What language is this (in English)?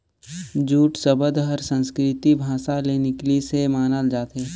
Chhattisgarhi